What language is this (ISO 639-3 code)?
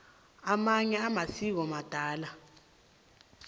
nbl